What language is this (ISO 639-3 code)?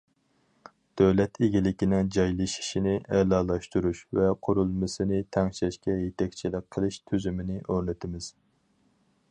uig